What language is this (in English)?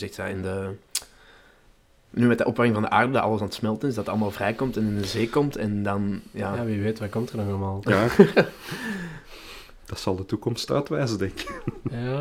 Dutch